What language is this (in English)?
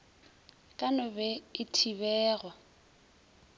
Northern Sotho